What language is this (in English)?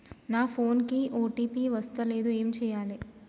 Telugu